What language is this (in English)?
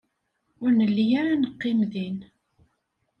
Kabyle